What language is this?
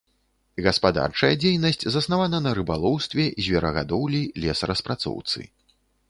Belarusian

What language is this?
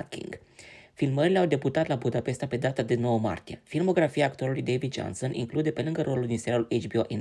Romanian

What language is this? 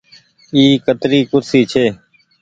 Goaria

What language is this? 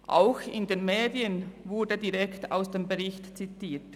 Swiss German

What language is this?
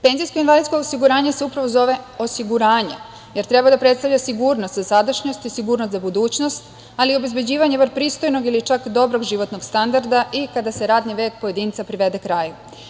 Serbian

